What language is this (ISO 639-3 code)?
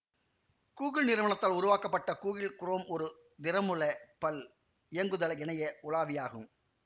tam